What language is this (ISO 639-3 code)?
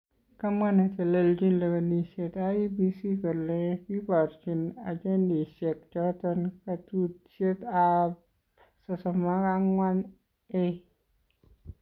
kln